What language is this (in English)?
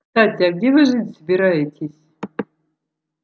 Russian